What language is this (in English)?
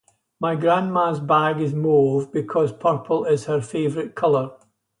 English